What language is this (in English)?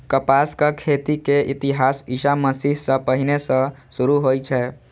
Maithili